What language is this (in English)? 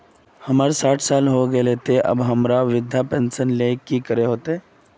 Magahi